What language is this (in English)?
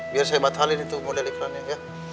Indonesian